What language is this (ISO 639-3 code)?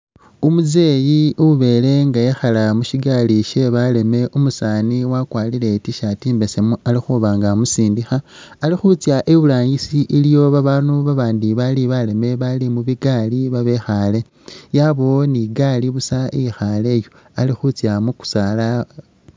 myx